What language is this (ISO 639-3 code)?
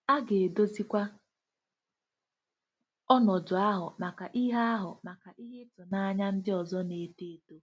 ibo